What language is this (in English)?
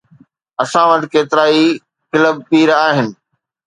Sindhi